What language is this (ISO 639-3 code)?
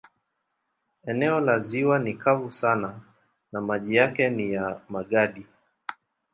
swa